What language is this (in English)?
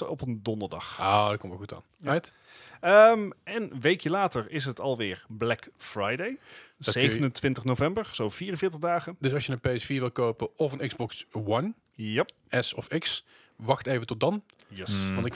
Dutch